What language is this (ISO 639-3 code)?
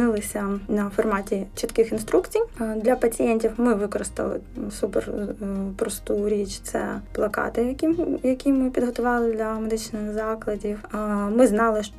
ukr